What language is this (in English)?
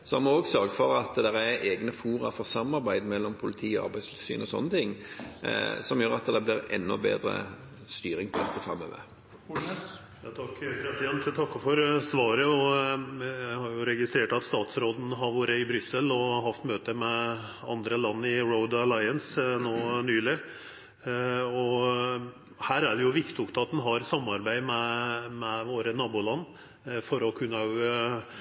Norwegian